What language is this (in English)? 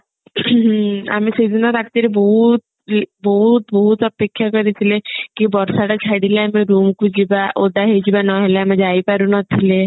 Odia